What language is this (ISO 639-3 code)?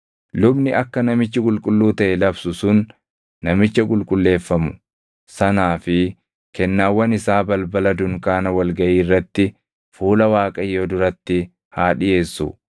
orm